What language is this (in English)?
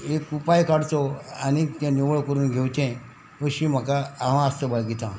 Konkani